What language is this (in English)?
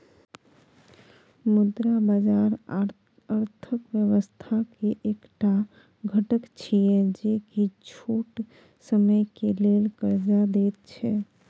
Maithili